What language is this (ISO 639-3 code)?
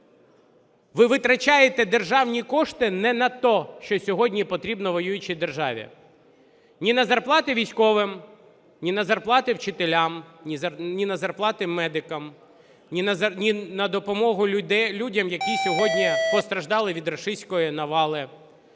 ukr